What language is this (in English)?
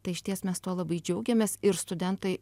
Lithuanian